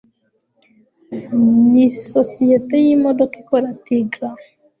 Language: Kinyarwanda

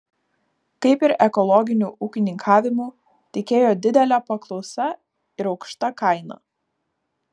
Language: Lithuanian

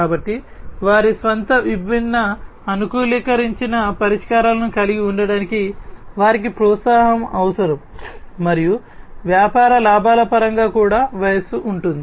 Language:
Telugu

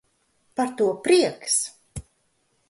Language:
Latvian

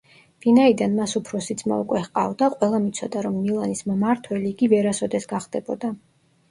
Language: Georgian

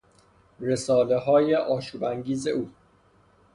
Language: Persian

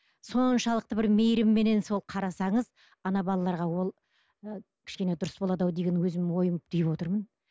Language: Kazakh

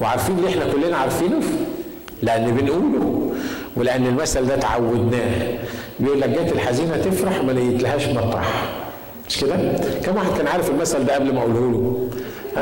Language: Arabic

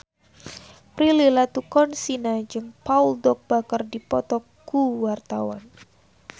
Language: Sundanese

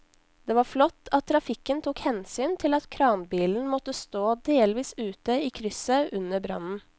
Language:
Norwegian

